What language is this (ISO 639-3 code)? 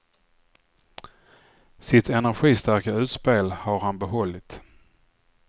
swe